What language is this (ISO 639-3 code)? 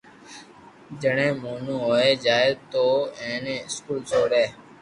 lrk